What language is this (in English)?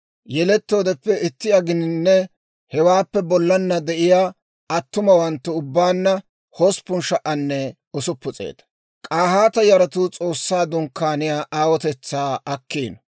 Dawro